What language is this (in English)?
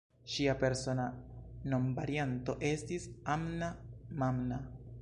Esperanto